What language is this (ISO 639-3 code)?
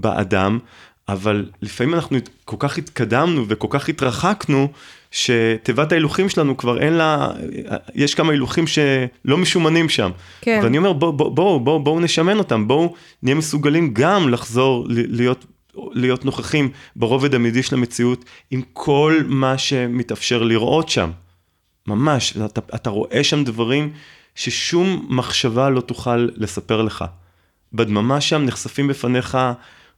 heb